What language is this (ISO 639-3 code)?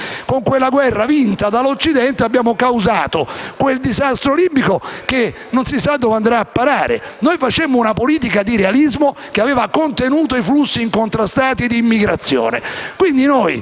ita